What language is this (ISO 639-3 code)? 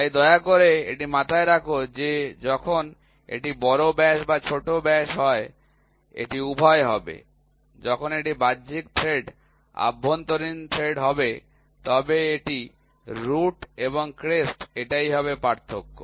ben